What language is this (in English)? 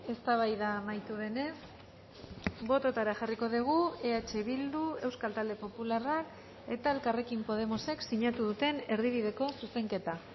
Basque